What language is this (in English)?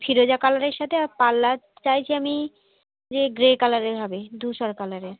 Bangla